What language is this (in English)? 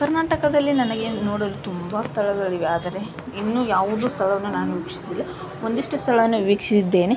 Kannada